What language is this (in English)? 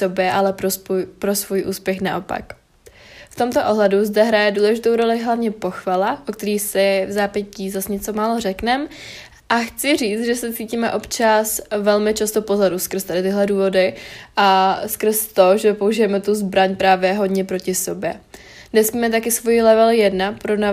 Czech